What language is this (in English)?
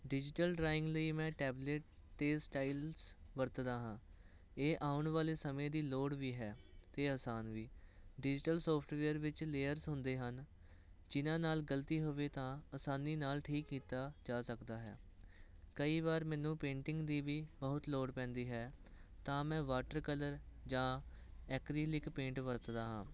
Punjabi